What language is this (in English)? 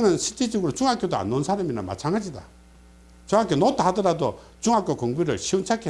Korean